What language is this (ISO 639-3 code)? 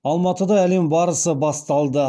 kaz